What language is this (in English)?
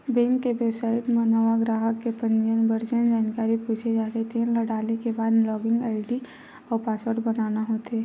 Chhattisgarhi